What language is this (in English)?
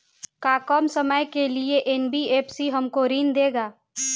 Bhojpuri